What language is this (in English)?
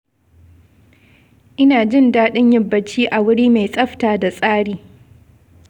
Hausa